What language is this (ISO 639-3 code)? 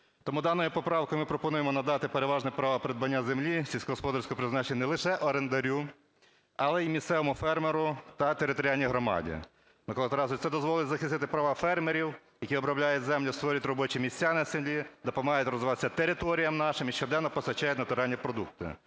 ukr